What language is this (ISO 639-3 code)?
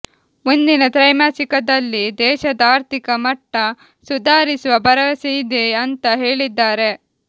kan